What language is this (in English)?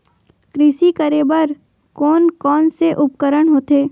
Chhattisgarhi